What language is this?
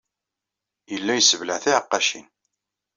Kabyle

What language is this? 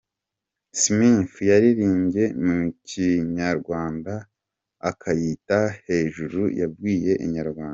Kinyarwanda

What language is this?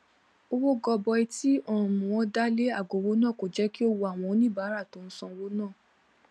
Yoruba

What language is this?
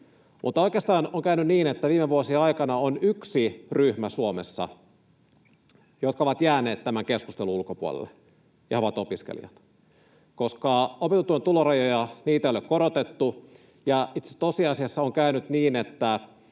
Finnish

